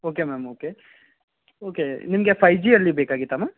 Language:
Kannada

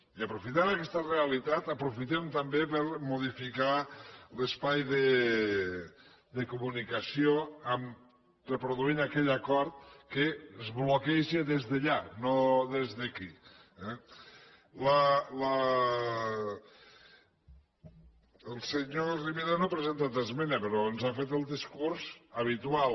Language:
Catalan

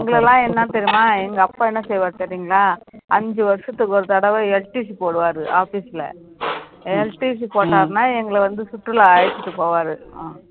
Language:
Tamil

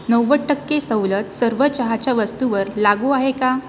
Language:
Marathi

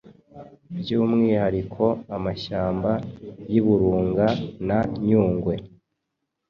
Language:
Kinyarwanda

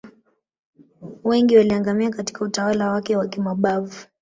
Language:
Swahili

